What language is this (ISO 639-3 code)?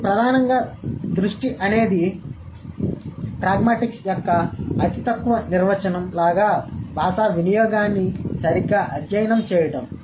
tel